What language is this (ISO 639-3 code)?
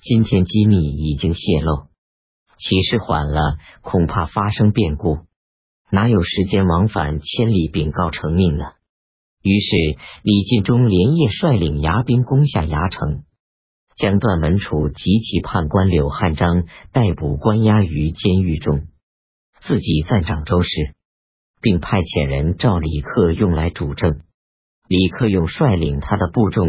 zho